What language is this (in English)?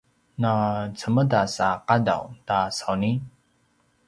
Paiwan